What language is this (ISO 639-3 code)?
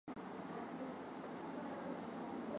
swa